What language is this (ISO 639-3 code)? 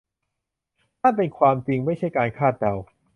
tha